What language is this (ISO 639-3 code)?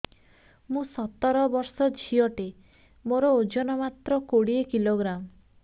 ori